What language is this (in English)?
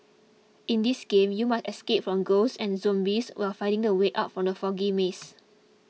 English